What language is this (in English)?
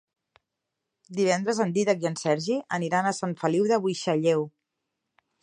Catalan